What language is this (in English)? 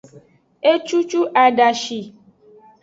Aja (Benin)